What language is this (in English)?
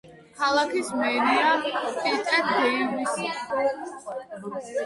Georgian